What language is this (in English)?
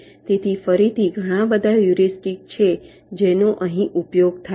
Gujarati